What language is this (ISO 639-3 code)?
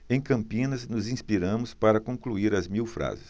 por